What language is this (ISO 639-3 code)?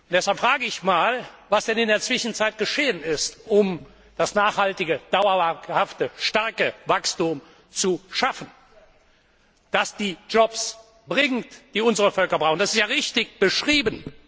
deu